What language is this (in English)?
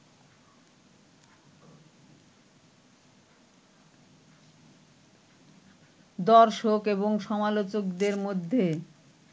Bangla